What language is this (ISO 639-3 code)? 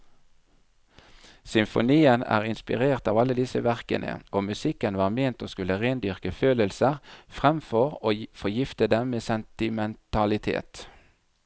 nor